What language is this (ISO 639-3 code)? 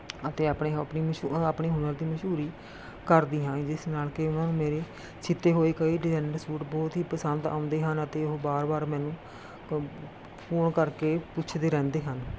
pan